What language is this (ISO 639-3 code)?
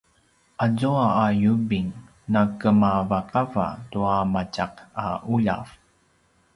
pwn